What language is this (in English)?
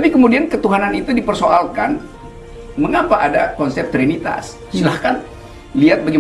Indonesian